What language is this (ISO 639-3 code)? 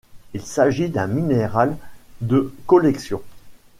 fra